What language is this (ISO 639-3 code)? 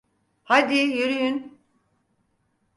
tur